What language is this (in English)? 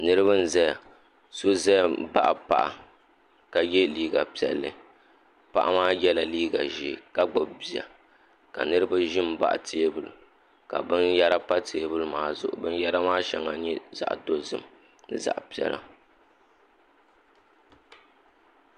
Dagbani